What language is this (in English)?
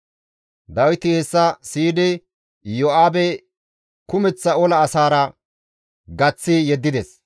Gamo